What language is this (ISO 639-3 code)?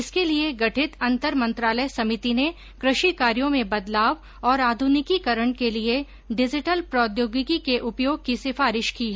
hin